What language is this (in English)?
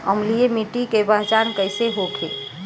Bhojpuri